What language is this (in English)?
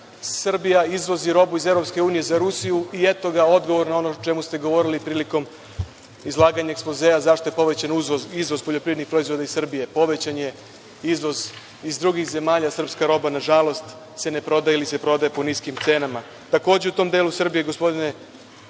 Serbian